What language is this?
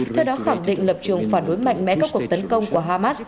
Vietnamese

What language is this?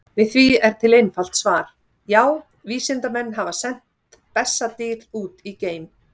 Icelandic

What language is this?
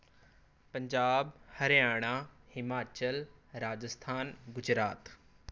Punjabi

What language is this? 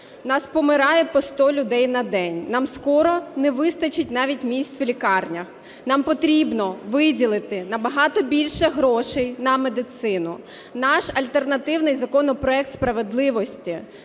Ukrainian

